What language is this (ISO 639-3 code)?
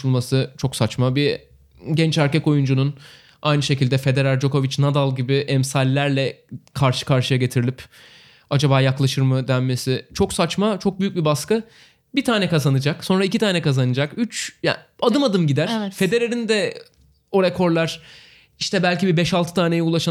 tur